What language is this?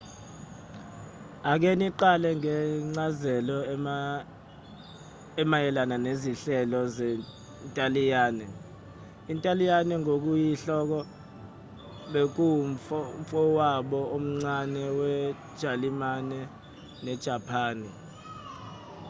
Zulu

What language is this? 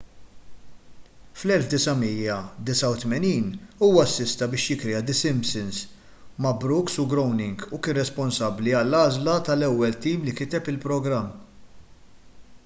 Maltese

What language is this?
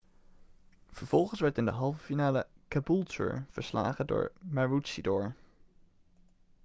Dutch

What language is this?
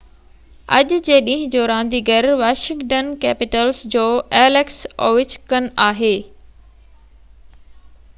Sindhi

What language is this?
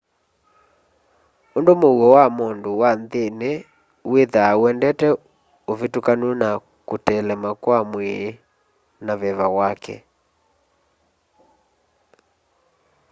Kamba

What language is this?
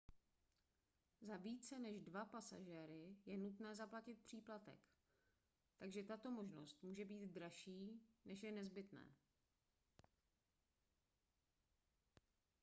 Czech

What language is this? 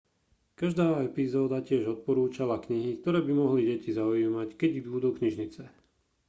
Slovak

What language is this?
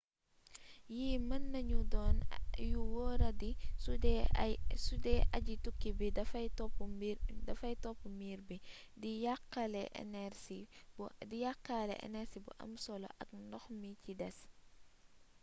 Wolof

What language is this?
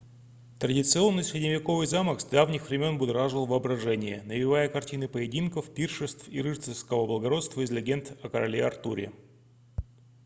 Russian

